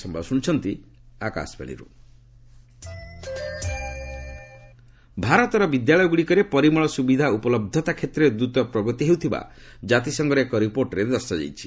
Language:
Odia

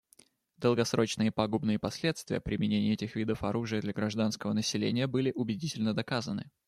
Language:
Russian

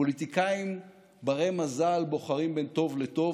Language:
Hebrew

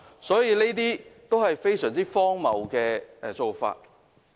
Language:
Cantonese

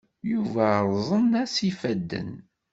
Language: Kabyle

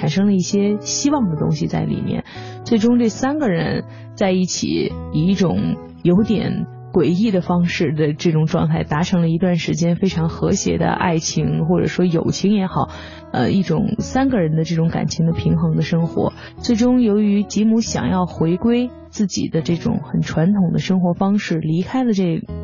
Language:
Chinese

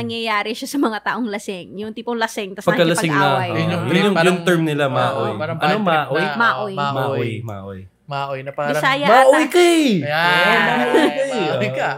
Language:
Filipino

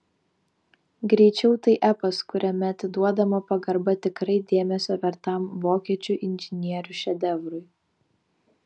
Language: Lithuanian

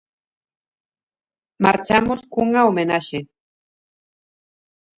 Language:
Galician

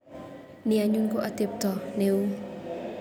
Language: Kalenjin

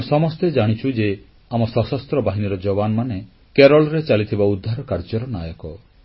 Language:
Odia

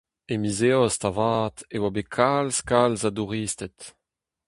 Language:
Breton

